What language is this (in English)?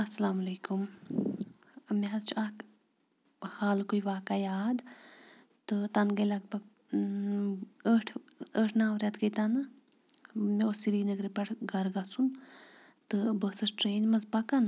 Kashmiri